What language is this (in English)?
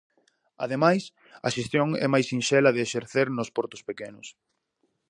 Galician